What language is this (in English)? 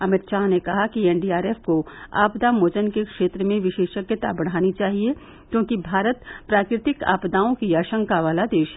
Hindi